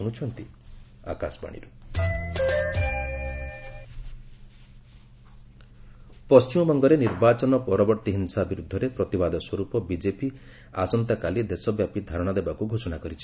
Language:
Odia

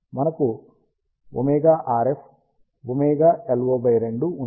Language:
Telugu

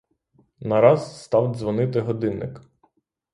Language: Ukrainian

